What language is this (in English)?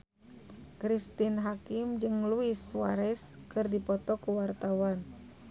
Sundanese